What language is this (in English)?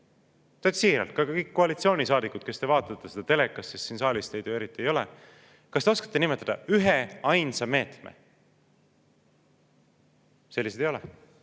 Estonian